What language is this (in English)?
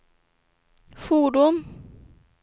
Swedish